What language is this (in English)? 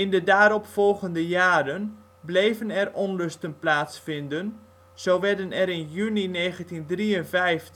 Dutch